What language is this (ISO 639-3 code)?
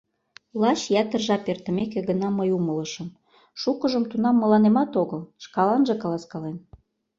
chm